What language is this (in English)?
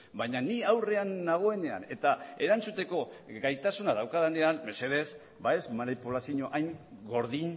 Basque